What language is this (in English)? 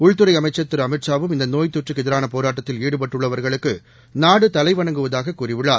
Tamil